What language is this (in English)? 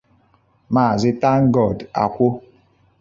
Igbo